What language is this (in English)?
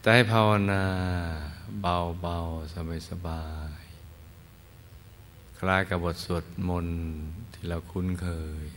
Thai